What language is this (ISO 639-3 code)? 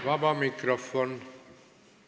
est